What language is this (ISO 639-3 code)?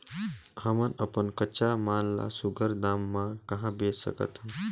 hne